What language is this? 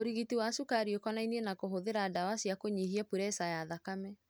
Kikuyu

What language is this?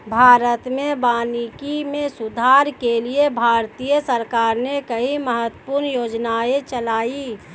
Hindi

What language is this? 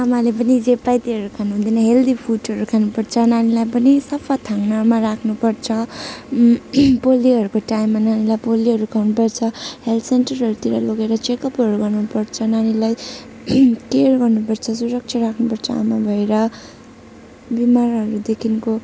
Nepali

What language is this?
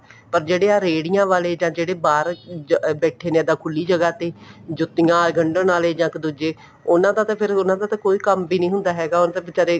Punjabi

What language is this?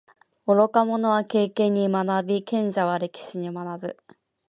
Japanese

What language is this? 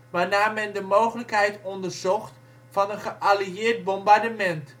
Dutch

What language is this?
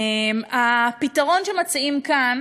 Hebrew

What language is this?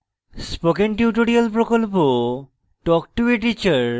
Bangla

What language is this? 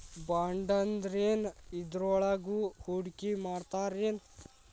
Kannada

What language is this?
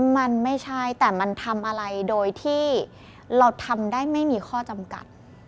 Thai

